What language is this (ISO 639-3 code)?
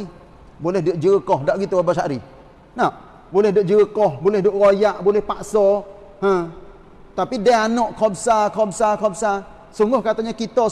msa